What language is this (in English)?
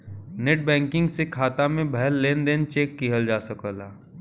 Bhojpuri